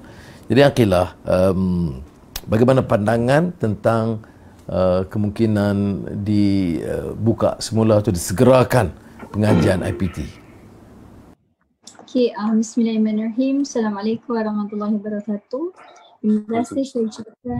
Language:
Malay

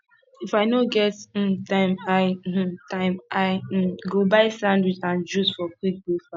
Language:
Nigerian Pidgin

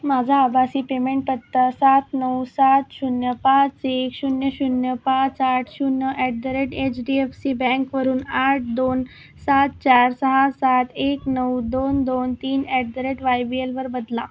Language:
Marathi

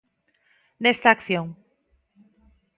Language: Galician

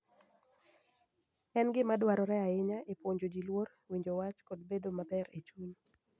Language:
Luo (Kenya and Tanzania)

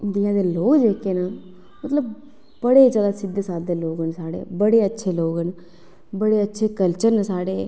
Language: Dogri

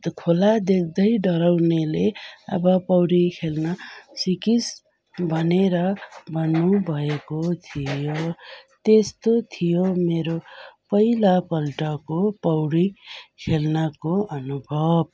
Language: Nepali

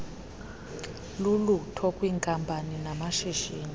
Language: Xhosa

